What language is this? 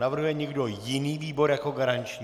Czech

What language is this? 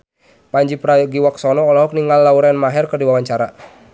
Sundanese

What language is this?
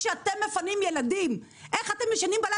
Hebrew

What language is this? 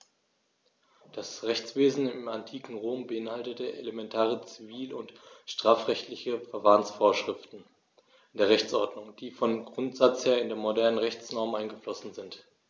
German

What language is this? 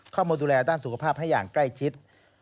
Thai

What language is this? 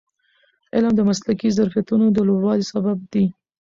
Pashto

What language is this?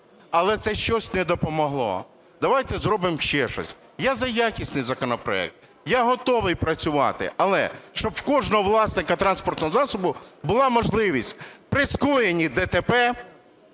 Ukrainian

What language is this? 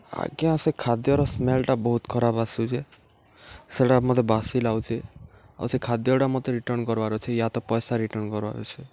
Odia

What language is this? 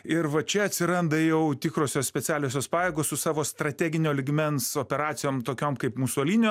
Lithuanian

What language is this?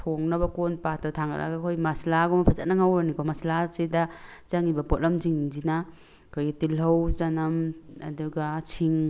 Manipuri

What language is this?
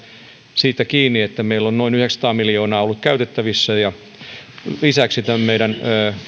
Finnish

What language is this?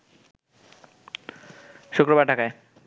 Bangla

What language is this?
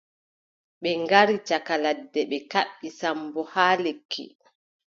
Adamawa Fulfulde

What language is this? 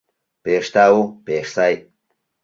Mari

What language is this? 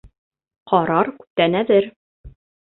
Bashkir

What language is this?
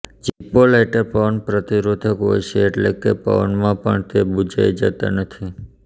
Gujarati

